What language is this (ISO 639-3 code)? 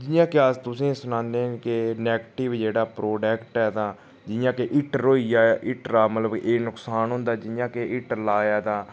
doi